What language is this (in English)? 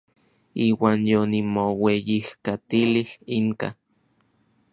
Orizaba Nahuatl